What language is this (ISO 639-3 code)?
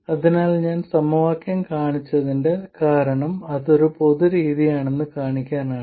mal